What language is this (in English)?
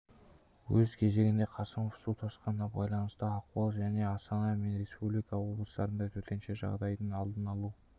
Kazakh